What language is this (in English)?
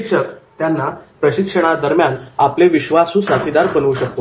Marathi